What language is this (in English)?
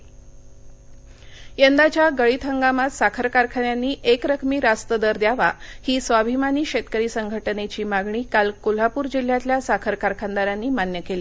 Marathi